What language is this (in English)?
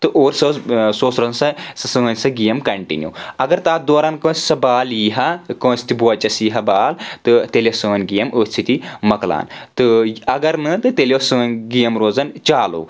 Kashmiri